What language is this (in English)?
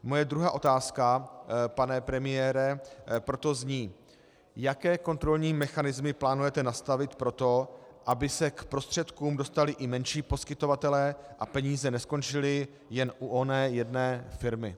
Czech